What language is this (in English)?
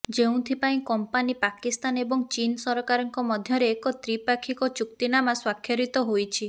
Odia